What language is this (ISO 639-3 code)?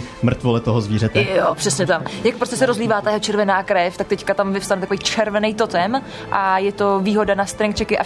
ces